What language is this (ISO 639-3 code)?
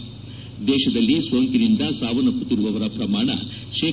kan